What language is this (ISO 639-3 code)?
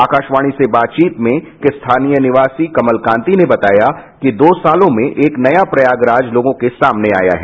hin